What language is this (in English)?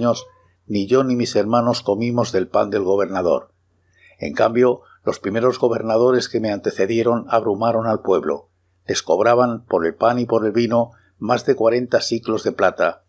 Spanish